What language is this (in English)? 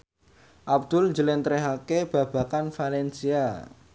Javanese